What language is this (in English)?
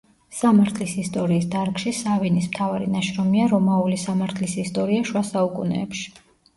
Georgian